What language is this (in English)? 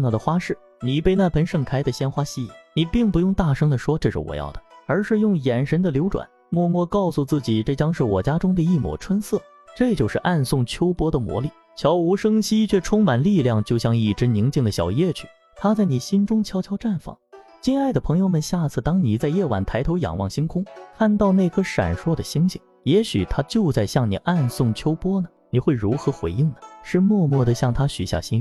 Chinese